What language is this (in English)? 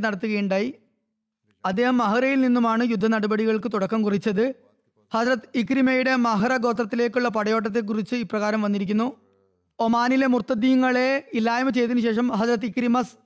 Malayalam